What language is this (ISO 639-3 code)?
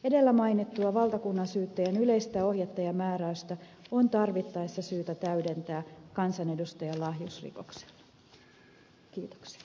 fin